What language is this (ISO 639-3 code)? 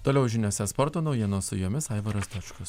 lit